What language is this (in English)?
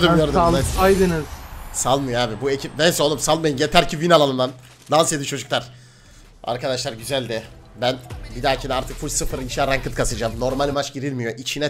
Turkish